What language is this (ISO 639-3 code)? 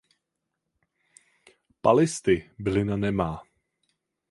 ces